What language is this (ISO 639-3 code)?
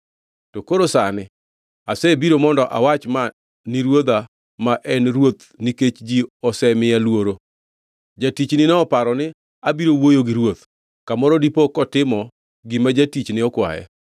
luo